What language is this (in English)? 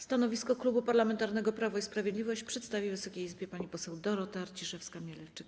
Polish